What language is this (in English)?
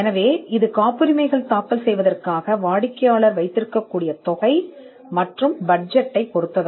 Tamil